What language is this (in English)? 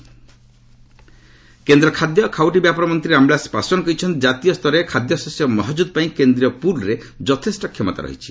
Odia